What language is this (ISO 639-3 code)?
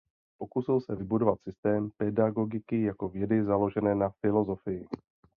ces